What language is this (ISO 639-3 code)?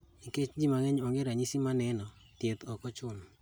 luo